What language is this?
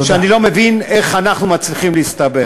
Hebrew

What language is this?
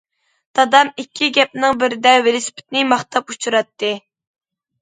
Uyghur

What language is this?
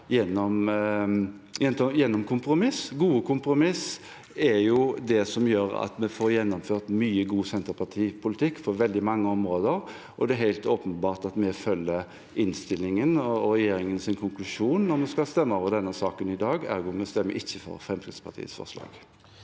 Norwegian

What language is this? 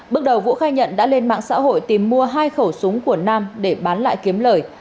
Vietnamese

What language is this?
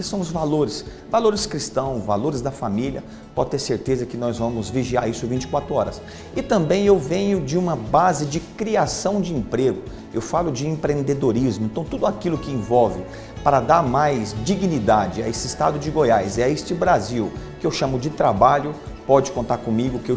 Portuguese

